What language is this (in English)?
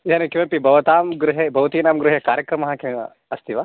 Sanskrit